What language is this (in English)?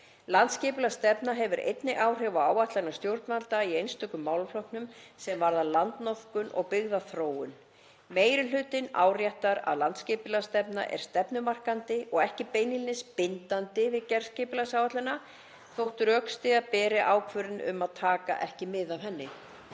Icelandic